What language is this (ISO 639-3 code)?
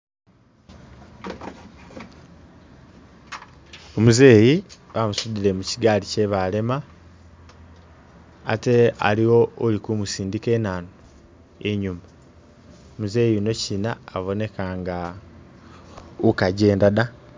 myx